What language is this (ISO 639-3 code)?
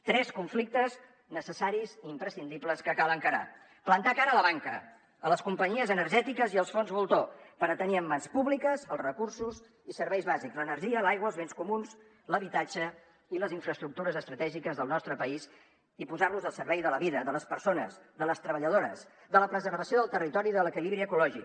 cat